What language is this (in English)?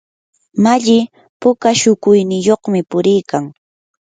Yanahuanca Pasco Quechua